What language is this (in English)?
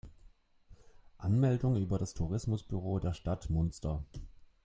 German